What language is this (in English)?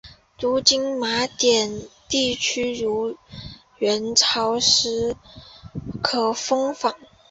Chinese